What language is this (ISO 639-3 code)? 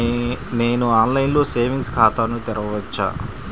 tel